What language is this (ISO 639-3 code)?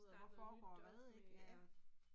dan